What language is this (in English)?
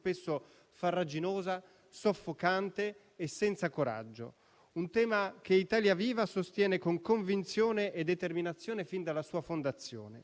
Italian